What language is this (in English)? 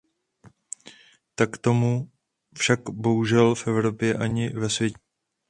Czech